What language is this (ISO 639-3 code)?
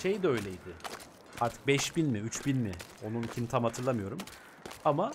tur